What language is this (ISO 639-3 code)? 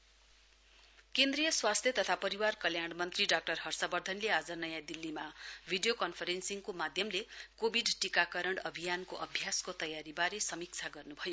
nep